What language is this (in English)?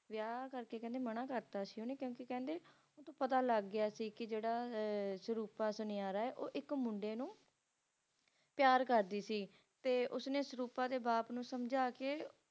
Punjabi